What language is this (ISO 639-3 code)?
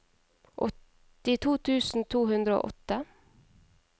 nor